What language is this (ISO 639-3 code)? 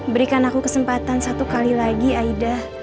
ind